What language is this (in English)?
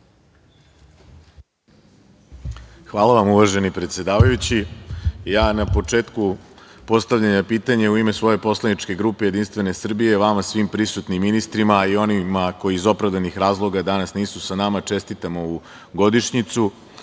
Serbian